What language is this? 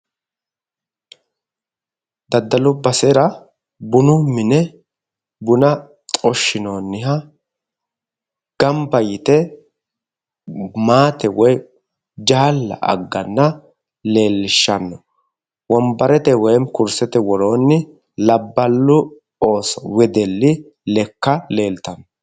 Sidamo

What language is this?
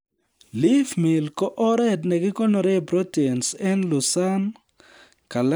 Kalenjin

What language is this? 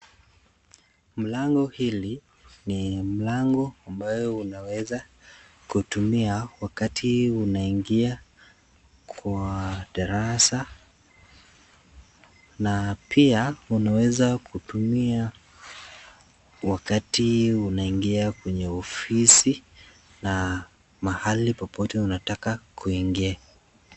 Swahili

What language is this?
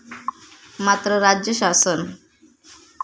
Marathi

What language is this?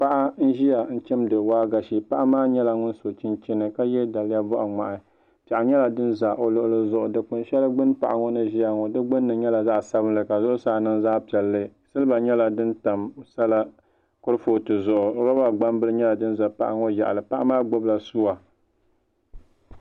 Dagbani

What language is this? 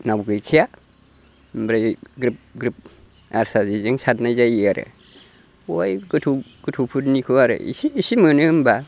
Bodo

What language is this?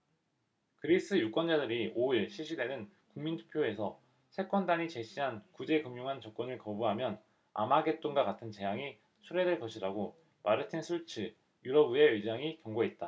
Korean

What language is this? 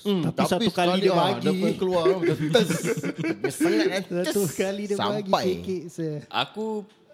Malay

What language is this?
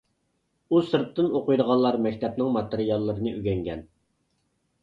Uyghur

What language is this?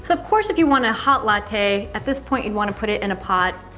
English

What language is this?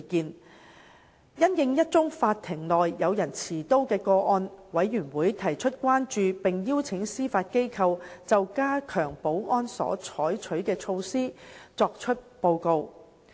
Cantonese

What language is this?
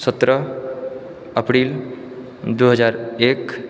Maithili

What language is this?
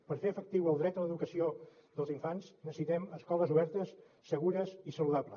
Catalan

